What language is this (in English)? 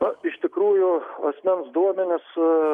Lithuanian